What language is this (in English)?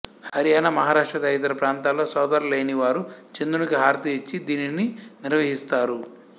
Telugu